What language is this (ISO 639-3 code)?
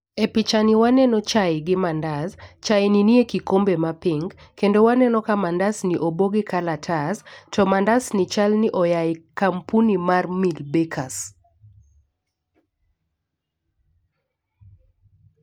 luo